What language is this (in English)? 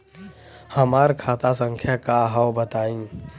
Bhojpuri